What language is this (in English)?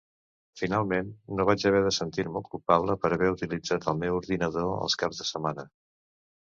Catalan